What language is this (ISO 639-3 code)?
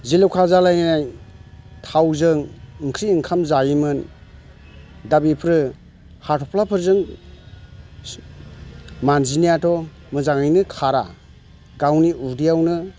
brx